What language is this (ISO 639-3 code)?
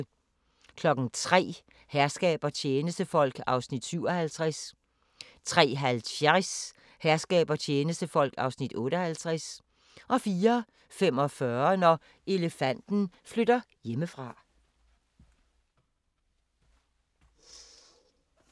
dan